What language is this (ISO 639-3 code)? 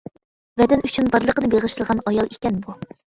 uig